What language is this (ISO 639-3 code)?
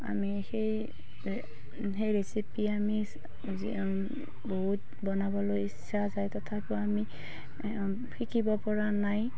asm